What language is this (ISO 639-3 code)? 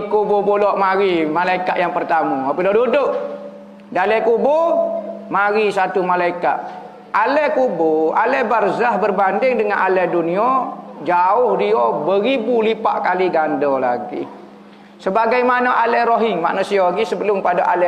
msa